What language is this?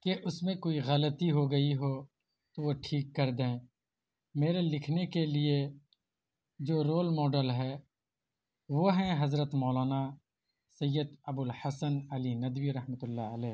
Urdu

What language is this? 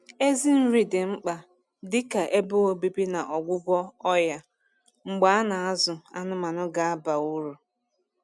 Igbo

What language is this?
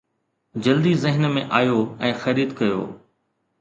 Sindhi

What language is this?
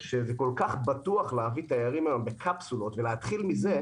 Hebrew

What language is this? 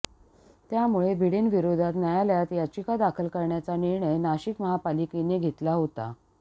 Marathi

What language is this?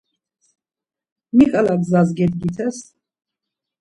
Laz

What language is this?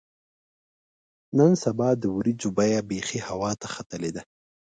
Pashto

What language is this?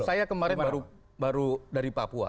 Indonesian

